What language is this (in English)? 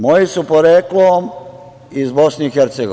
Serbian